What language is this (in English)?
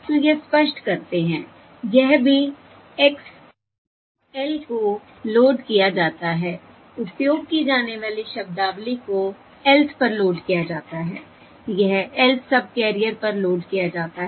Hindi